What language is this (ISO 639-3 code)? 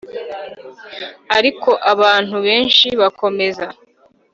kin